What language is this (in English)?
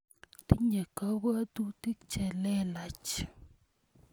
Kalenjin